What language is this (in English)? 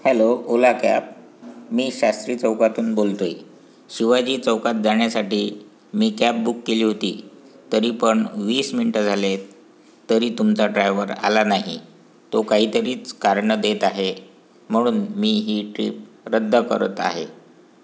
Marathi